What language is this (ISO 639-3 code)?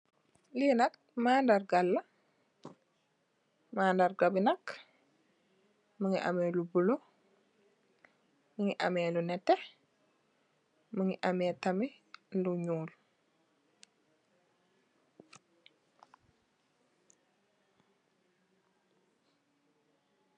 wol